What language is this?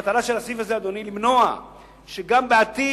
Hebrew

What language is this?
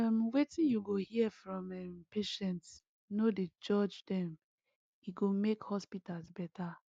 Nigerian Pidgin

